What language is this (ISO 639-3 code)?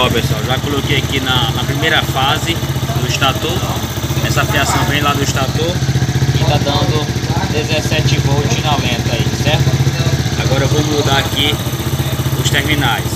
por